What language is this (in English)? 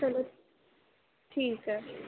Punjabi